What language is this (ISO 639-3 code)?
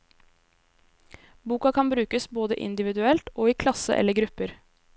nor